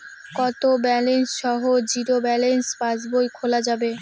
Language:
Bangla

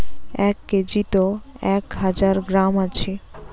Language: Bangla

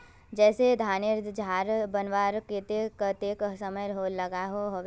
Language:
Magahi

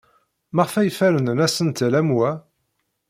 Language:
Kabyle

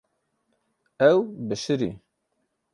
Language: Kurdish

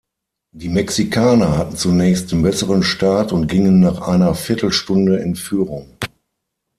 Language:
German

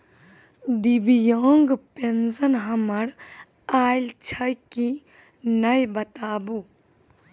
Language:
Maithili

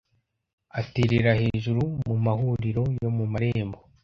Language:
Kinyarwanda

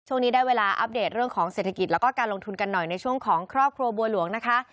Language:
Thai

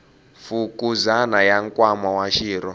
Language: Tsonga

